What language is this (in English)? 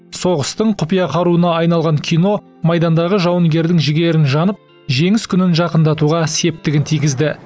Kazakh